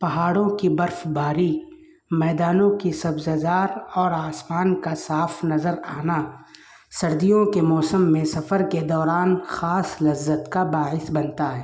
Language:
Urdu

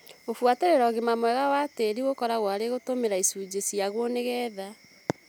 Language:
Kikuyu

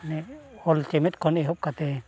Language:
Santali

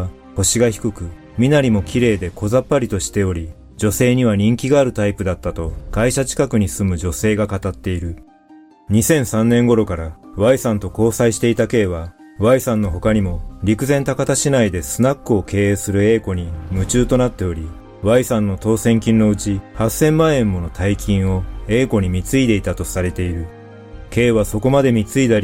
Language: Japanese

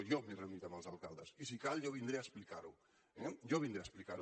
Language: Catalan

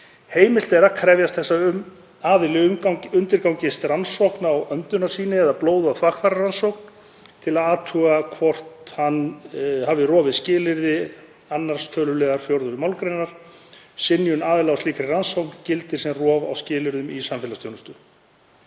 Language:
Icelandic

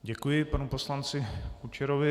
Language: Czech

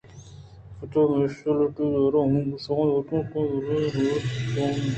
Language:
Eastern Balochi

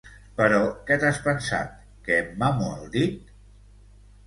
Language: Catalan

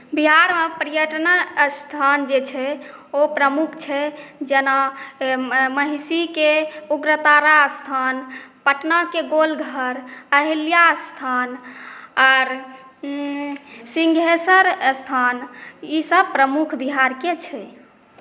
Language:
Maithili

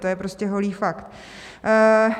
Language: Czech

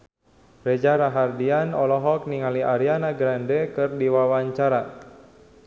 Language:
Sundanese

